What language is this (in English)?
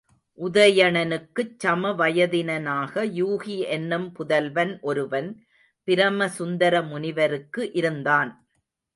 Tamil